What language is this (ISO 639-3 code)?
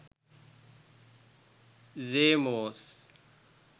sin